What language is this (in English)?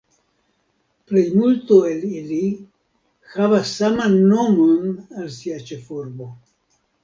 Esperanto